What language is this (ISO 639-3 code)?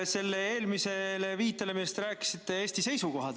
est